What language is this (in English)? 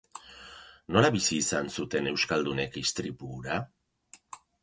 Basque